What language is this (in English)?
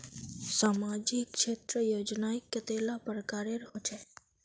Magahi